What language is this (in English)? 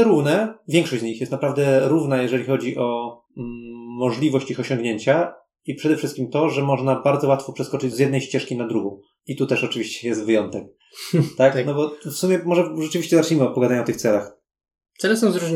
Polish